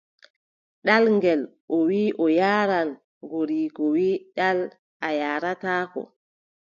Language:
Adamawa Fulfulde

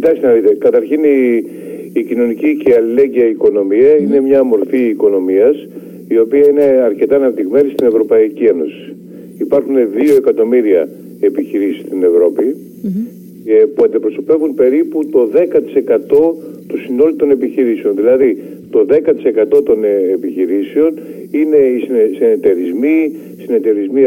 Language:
Greek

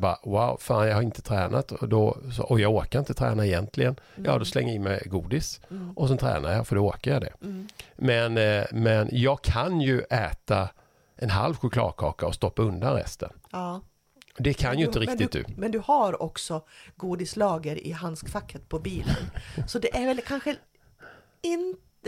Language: Swedish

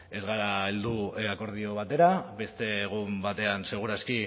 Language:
Basque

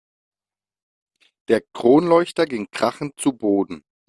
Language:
German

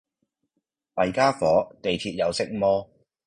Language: Cantonese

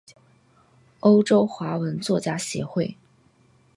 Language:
Chinese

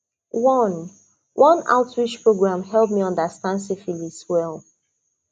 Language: Nigerian Pidgin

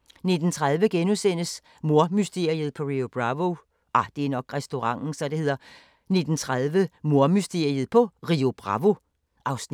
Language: Danish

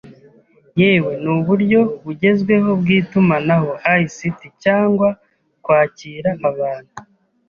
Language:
Kinyarwanda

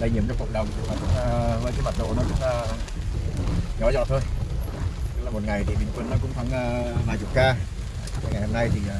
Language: Vietnamese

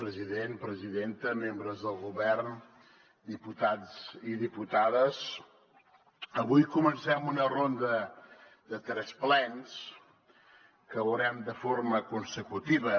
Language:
Catalan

